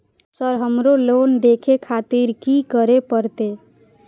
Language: Maithili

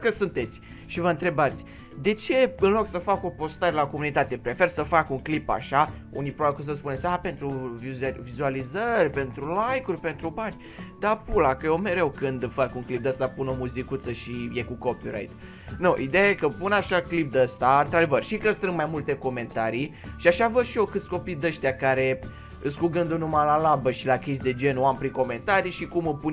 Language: Romanian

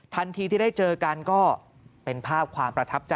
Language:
Thai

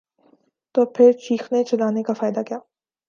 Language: Urdu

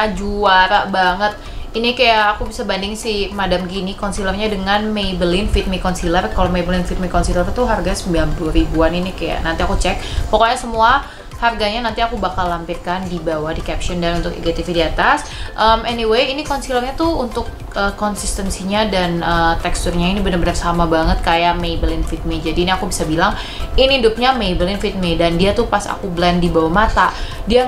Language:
Indonesian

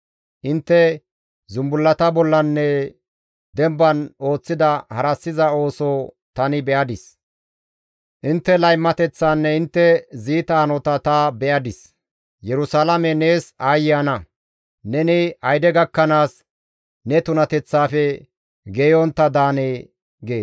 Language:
Gamo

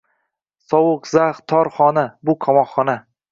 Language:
Uzbek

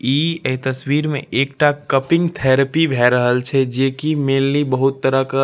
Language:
Maithili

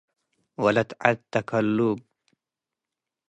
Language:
Tigre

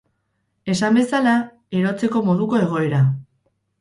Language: Basque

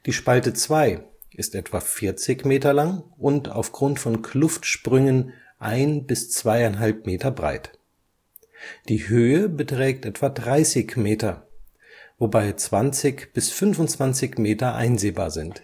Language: German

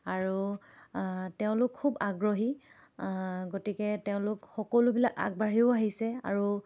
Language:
Assamese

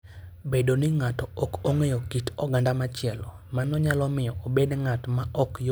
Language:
Luo (Kenya and Tanzania)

